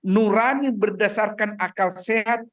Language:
Indonesian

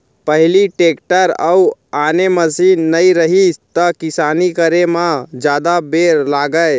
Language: Chhattisgarhi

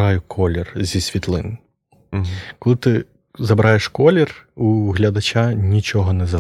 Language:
Ukrainian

